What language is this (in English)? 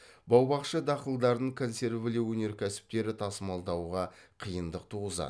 Kazakh